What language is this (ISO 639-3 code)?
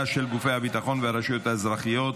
heb